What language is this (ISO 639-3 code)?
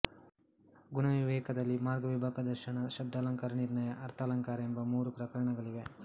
kan